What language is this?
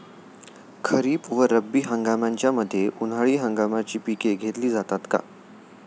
Marathi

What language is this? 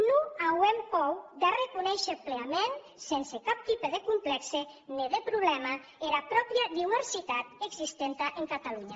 Catalan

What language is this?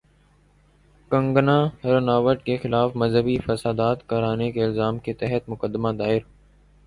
Urdu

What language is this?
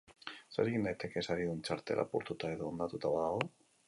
Basque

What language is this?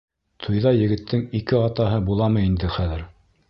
Bashkir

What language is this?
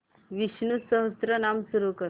Marathi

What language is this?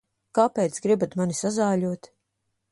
Latvian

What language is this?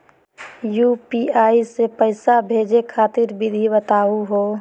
Magahi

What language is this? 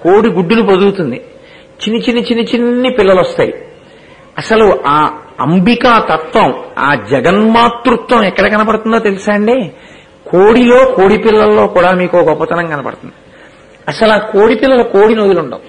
Telugu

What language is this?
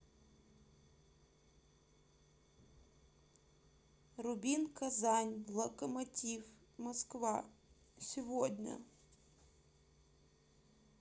Russian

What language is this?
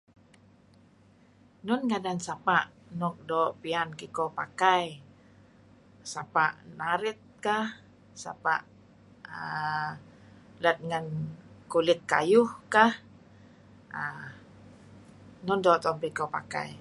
Kelabit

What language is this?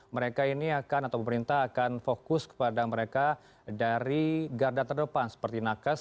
Indonesian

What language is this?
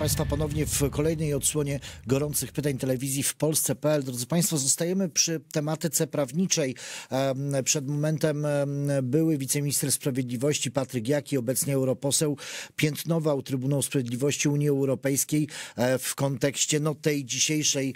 Polish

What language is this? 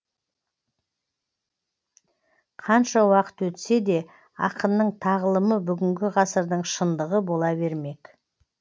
Kazakh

